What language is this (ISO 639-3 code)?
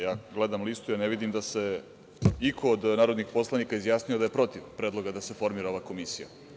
srp